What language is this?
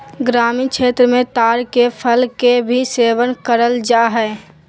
Magahi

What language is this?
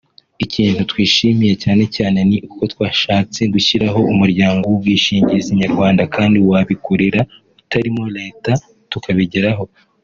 Kinyarwanda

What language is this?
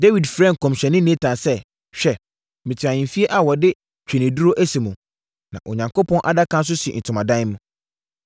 Akan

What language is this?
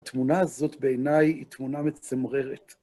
Hebrew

